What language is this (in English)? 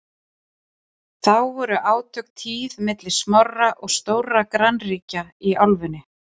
Icelandic